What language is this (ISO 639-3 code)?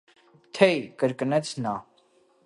hye